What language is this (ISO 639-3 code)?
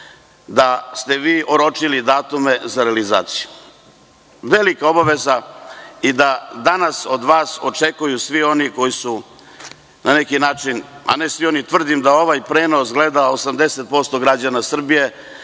srp